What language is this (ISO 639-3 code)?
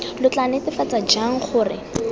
tsn